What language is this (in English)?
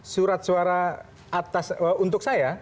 Indonesian